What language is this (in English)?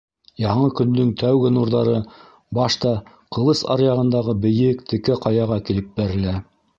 Bashkir